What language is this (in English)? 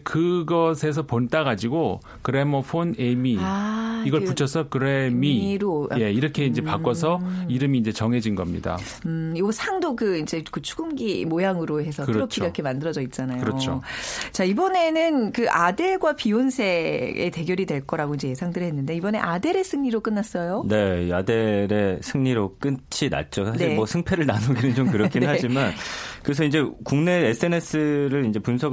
Korean